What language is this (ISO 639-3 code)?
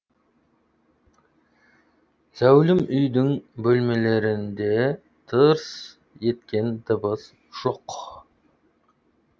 kaz